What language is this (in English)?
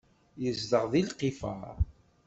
Kabyle